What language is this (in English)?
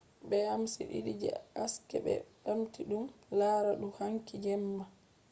Fula